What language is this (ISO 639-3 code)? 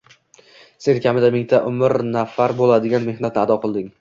uzb